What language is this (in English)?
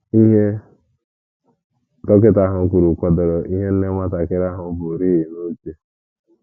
Igbo